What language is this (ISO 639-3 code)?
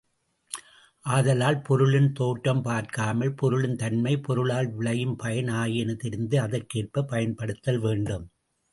tam